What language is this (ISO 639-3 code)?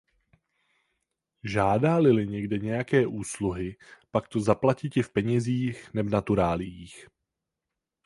ces